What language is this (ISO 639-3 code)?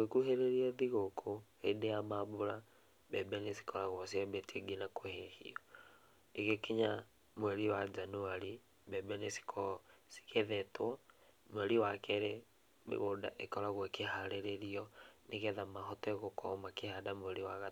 kik